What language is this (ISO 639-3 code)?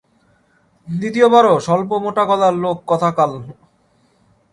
ben